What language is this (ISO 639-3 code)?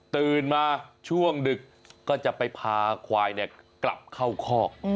tha